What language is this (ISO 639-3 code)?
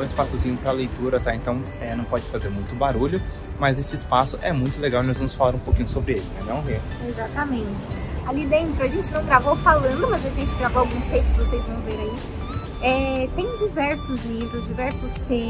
por